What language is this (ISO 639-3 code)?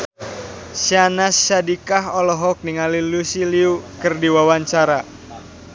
sun